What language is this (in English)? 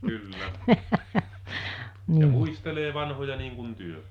Finnish